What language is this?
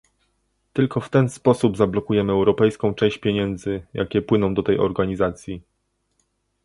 Polish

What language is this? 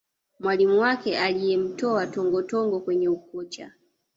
Swahili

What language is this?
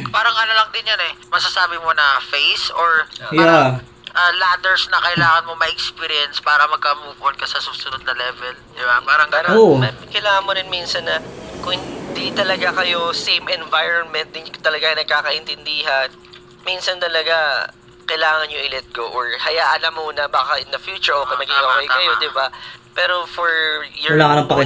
Filipino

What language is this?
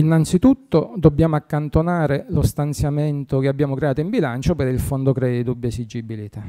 Italian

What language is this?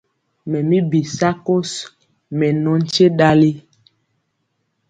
Mpiemo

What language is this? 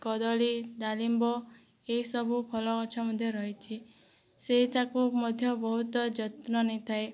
Odia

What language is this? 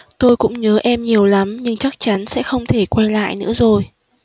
Vietnamese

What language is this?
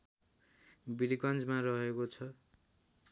Nepali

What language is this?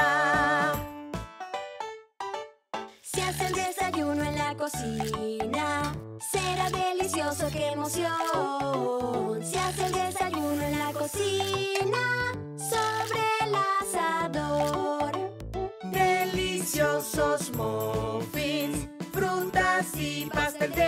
Spanish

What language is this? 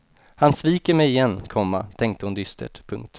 Swedish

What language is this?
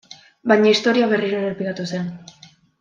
Basque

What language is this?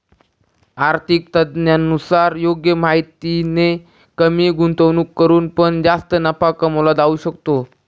Marathi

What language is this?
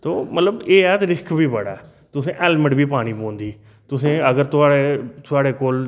Dogri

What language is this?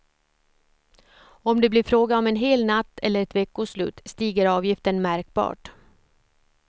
Swedish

